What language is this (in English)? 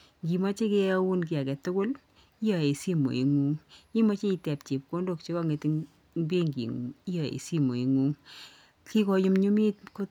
Kalenjin